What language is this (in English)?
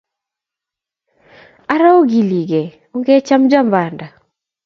Kalenjin